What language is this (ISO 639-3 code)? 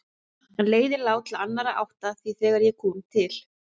isl